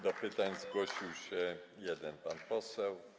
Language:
Polish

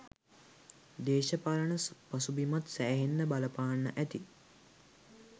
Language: Sinhala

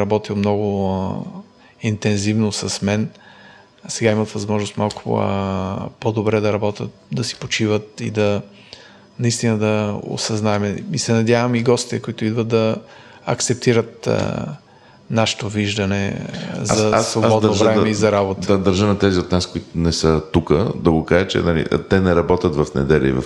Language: Bulgarian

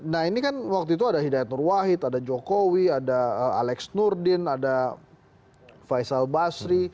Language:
Indonesian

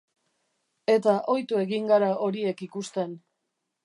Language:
Basque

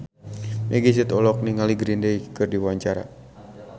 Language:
Sundanese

